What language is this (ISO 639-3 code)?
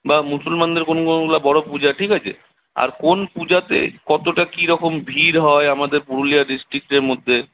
ben